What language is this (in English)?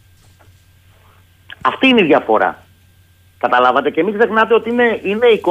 Greek